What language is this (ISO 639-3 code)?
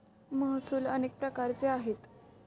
mar